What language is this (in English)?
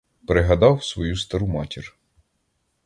Ukrainian